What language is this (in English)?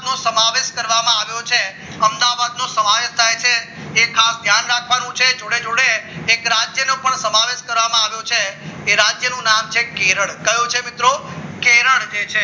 Gujarati